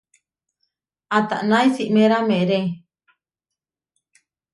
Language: Huarijio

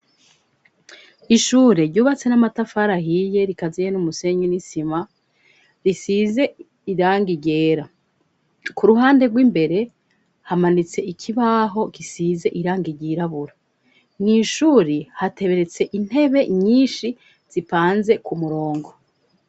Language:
Rundi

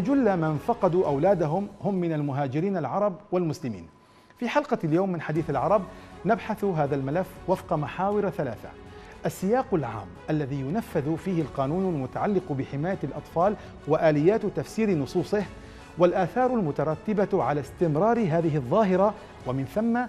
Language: Arabic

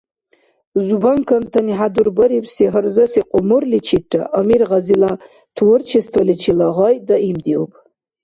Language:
Dargwa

